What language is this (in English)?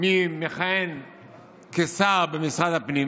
Hebrew